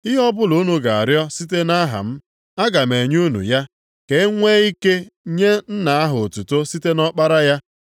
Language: Igbo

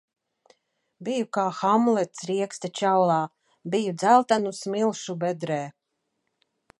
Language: Latvian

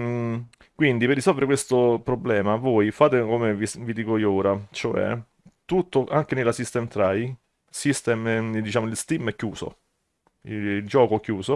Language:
Italian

